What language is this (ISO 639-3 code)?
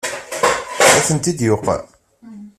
kab